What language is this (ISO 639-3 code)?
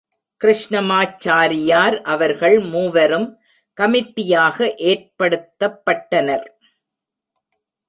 tam